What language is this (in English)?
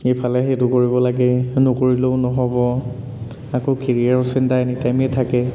Assamese